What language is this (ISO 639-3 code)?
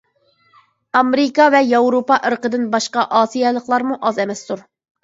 uig